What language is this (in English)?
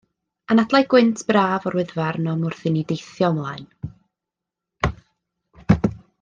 Welsh